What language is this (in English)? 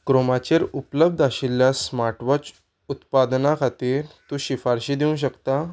Konkani